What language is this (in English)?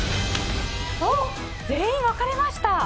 Japanese